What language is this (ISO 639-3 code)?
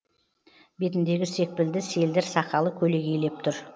kaz